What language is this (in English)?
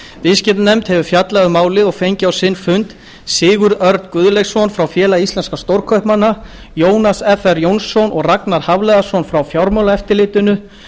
Icelandic